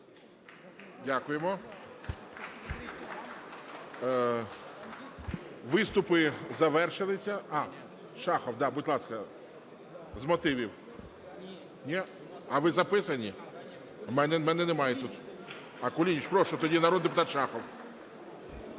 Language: Ukrainian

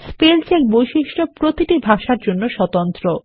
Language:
Bangla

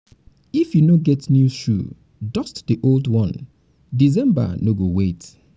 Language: Nigerian Pidgin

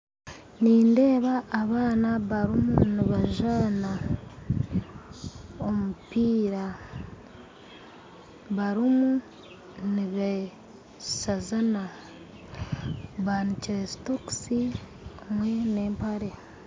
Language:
Nyankole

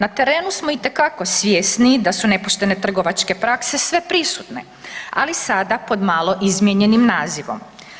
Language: Croatian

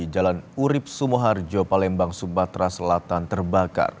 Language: Indonesian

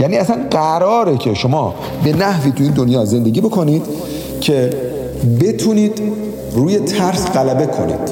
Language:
Persian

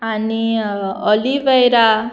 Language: Konkani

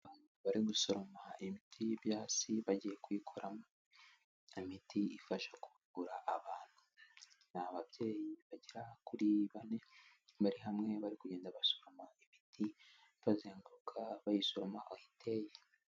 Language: Kinyarwanda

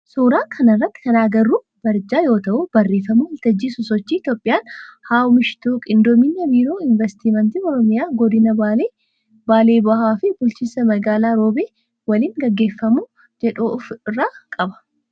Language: Oromo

